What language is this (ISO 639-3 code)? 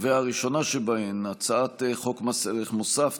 heb